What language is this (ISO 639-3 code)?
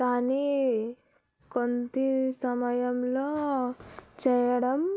tel